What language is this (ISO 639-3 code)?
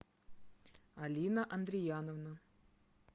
rus